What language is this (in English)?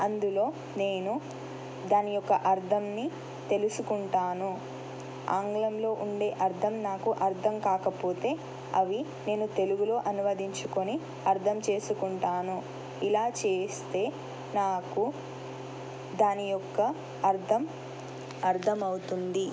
Telugu